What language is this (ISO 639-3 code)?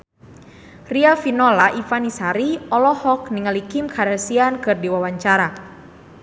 sun